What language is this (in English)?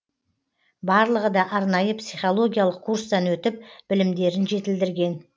Kazakh